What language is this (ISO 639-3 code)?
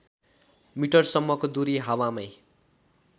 nep